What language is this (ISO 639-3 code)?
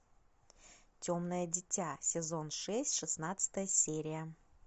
rus